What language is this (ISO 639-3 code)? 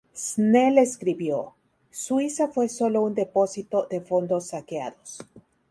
spa